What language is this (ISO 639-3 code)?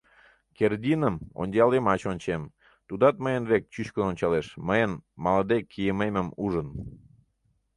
chm